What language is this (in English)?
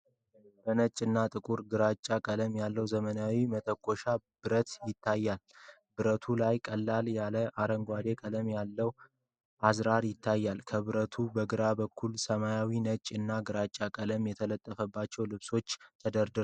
Amharic